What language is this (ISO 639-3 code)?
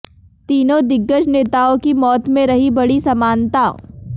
hin